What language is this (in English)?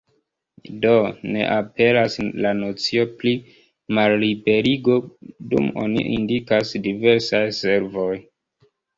Esperanto